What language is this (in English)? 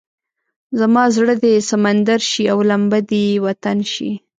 Pashto